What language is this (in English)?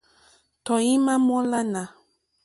Mokpwe